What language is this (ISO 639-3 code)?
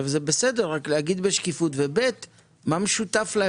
heb